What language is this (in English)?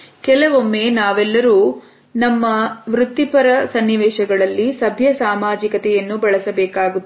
Kannada